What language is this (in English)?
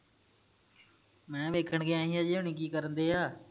Punjabi